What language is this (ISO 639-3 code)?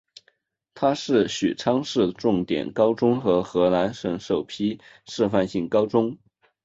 zho